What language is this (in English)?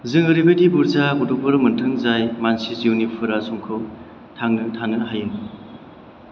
Bodo